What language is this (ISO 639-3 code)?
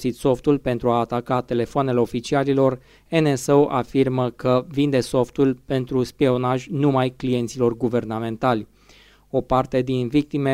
ron